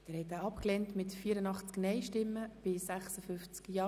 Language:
Swiss German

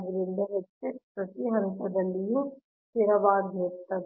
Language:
Kannada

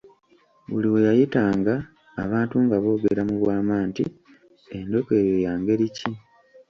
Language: Ganda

